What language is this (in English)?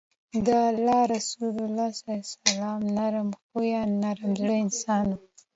Pashto